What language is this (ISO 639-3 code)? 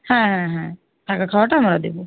ben